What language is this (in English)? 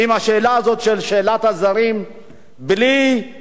Hebrew